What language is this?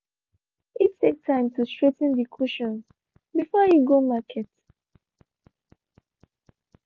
Nigerian Pidgin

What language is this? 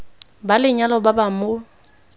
Tswana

